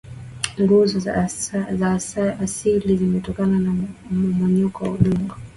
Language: Swahili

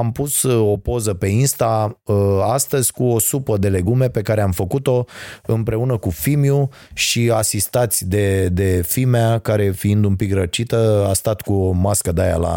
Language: Romanian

